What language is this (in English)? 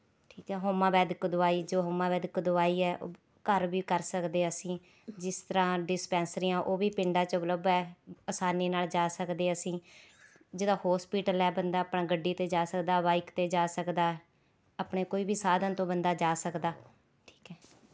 Punjabi